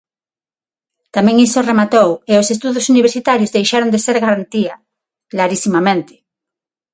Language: Galician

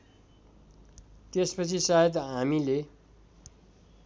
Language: Nepali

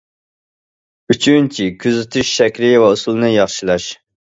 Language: Uyghur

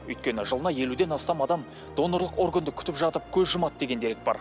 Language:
Kazakh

